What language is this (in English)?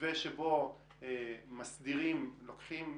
Hebrew